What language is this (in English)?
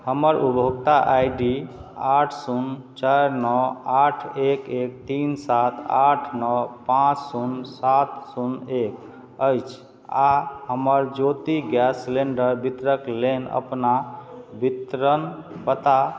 Maithili